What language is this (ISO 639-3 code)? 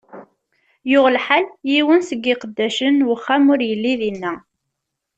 kab